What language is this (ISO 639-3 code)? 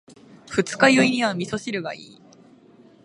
jpn